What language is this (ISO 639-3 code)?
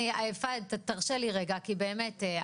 heb